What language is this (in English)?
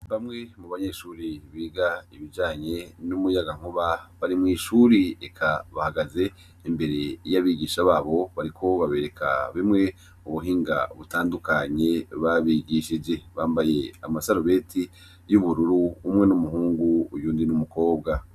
Rundi